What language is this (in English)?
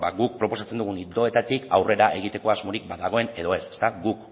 Basque